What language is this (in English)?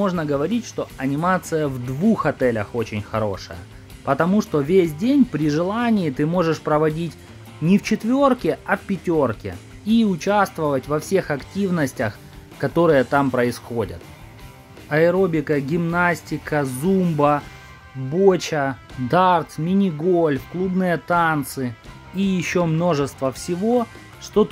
Russian